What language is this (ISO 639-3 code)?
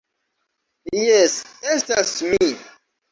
epo